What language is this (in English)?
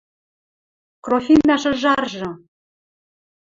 Western Mari